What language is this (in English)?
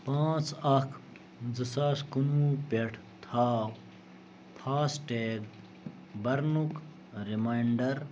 Kashmiri